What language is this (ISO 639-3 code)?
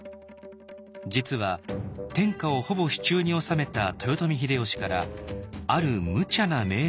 jpn